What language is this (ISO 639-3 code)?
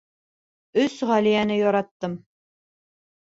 bak